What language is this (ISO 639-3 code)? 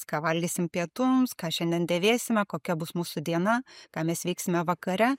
lit